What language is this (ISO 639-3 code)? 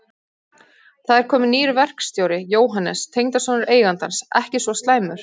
isl